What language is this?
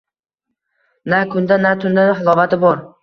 Uzbek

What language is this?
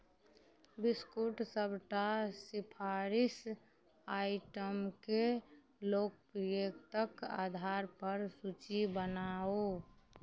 Maithili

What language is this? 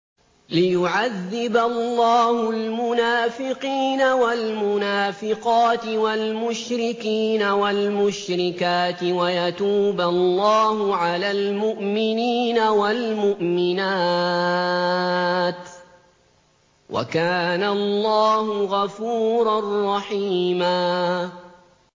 Arabic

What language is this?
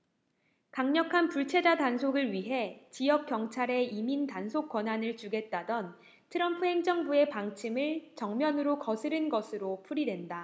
Korean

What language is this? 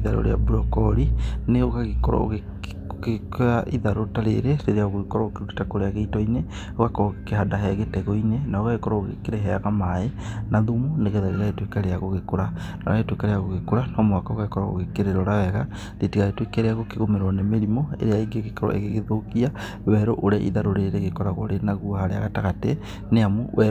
Kikuyu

